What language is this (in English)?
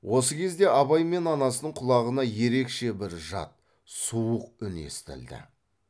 Kazakh